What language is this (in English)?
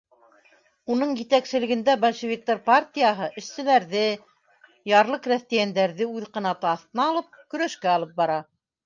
Bashkir